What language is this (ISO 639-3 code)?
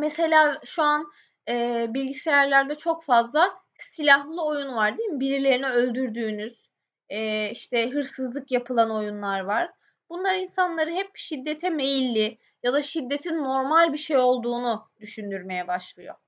tur